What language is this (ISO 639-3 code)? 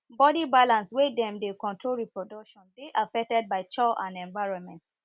pcm